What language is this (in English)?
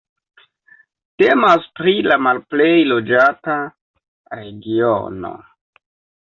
Esperanto